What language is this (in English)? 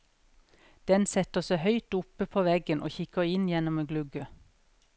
Norwegian